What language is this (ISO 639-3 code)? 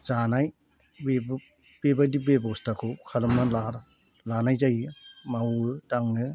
brx